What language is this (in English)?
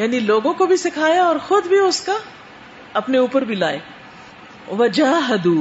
Urdu